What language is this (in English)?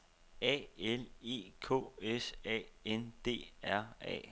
Danish